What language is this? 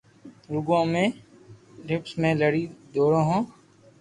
Loarki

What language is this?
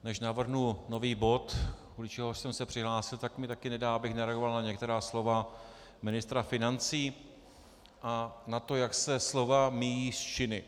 Czech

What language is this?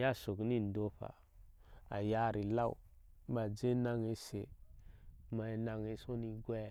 Ashe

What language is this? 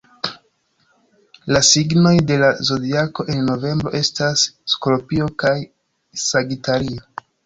Esperanto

